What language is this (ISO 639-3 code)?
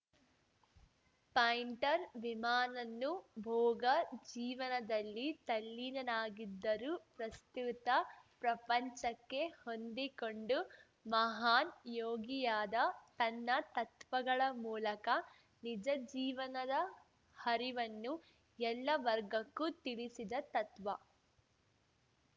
kan